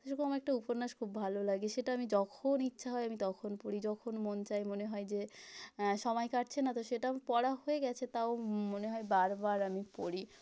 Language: Bangla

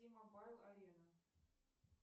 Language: Russian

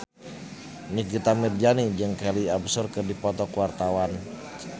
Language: Sundanese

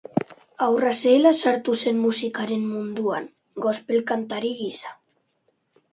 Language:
Basque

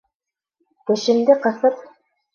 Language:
Bashkir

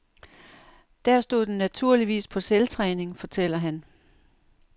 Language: Danish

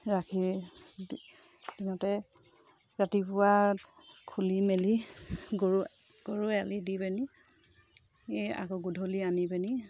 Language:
Assamese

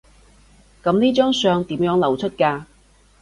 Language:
Cantonese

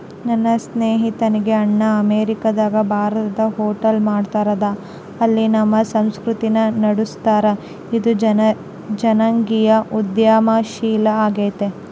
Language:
Kannada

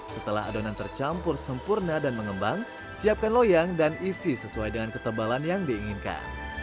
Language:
Indonesian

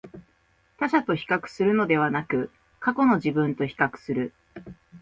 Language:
Japanese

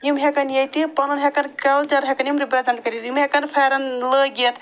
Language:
Kashmiri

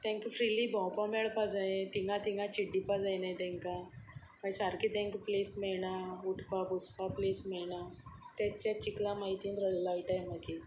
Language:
Konkani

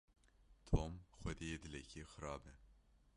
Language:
Kurdish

